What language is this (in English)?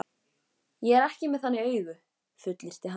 Icelandic